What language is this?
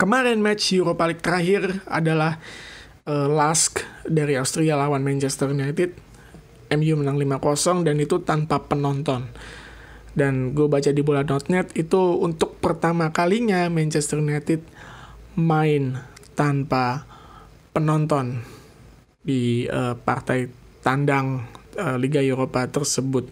Indonesian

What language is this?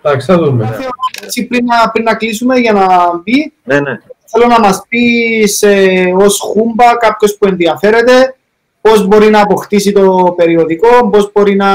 Greek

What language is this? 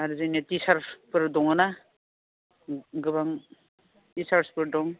Bodo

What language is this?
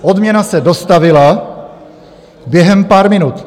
Czech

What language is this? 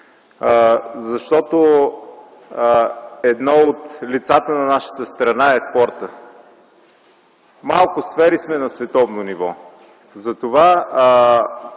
Bulgarian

